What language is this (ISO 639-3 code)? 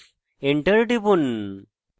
ben